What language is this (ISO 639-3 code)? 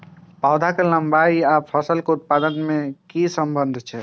mai